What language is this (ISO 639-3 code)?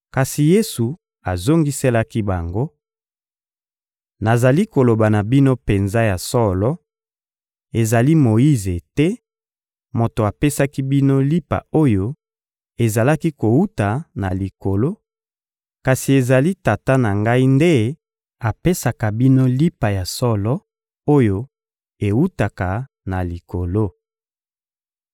lin